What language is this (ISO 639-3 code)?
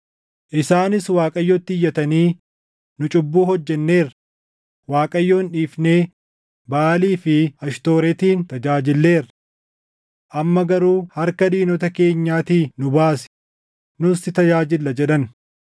orm